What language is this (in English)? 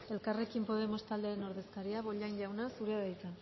Basque